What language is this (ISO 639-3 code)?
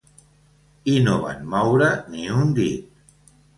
cat